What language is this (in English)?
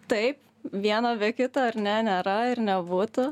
Lithuanian